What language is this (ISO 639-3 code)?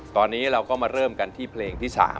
tha